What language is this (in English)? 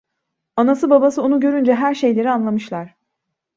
Turkish